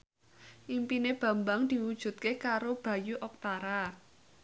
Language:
Javanese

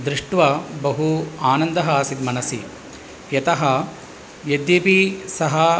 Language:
Sanskrit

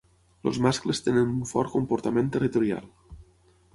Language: Catalan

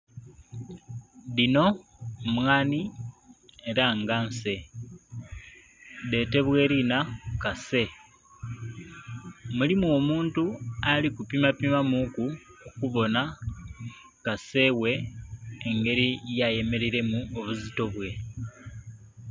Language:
Soga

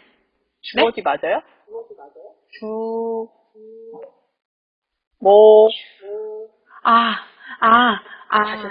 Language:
Korean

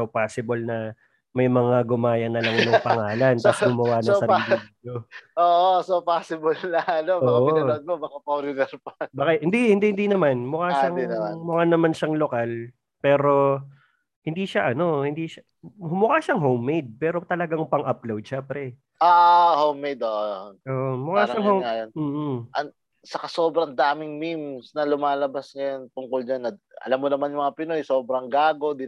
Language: Filipino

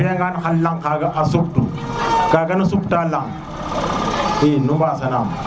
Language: Serer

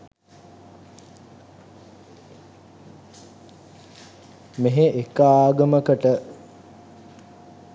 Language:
Sinhala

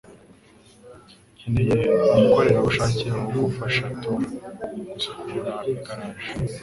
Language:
Kinyarwanda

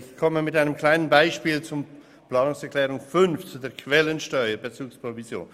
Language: Swiss German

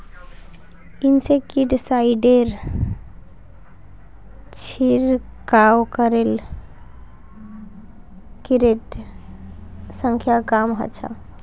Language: Magahi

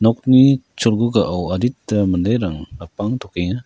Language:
Garo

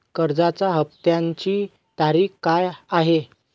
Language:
Marathi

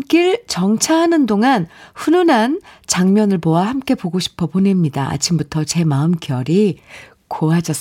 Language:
Korean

